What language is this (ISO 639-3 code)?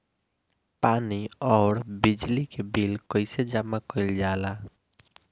bho